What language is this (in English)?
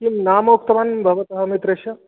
Sanskrit